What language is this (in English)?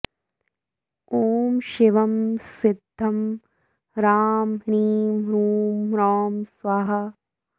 Sanskrit